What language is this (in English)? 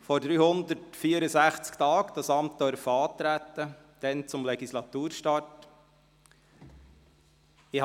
Swiss German